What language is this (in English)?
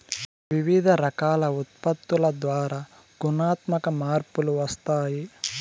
Telugu